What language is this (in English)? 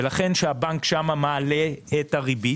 Hebrew